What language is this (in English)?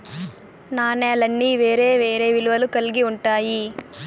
Telugu